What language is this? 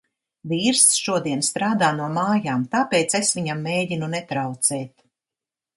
Latvian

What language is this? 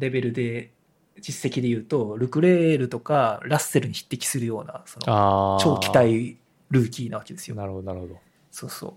Japanese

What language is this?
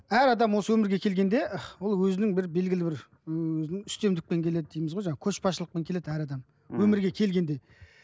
Kazakh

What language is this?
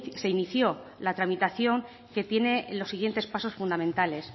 Spanish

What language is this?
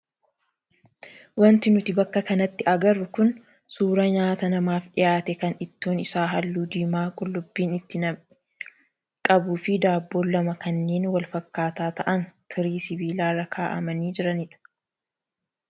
Oromo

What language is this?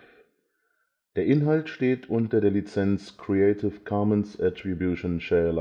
German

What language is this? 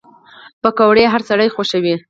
Pashto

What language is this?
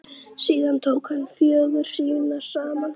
Icelandic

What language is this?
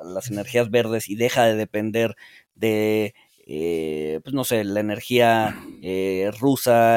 Spanish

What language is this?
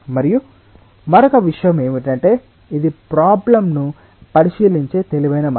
Telugu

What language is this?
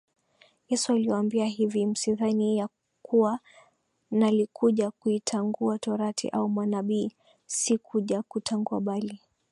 Swahili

